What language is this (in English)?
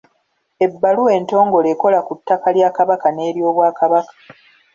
Ganda